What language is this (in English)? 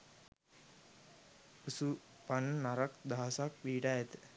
Sinhala